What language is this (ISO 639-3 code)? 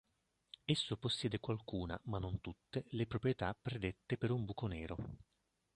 ita